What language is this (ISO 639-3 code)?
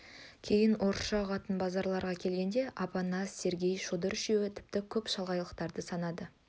kaz